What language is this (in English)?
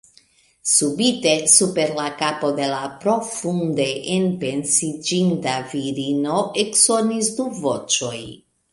Esperanto